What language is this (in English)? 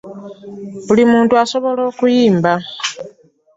Ganda